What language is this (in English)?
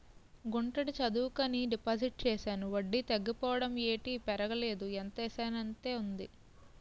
Telugu